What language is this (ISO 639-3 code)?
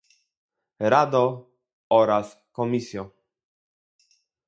pol